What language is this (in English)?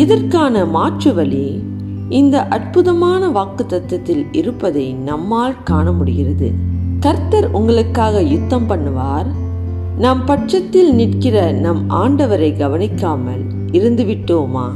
Tamil